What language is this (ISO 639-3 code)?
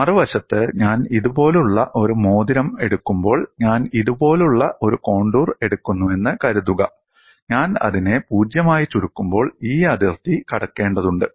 mal